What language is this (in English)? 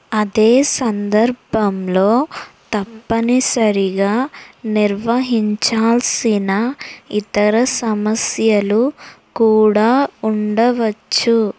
Telugu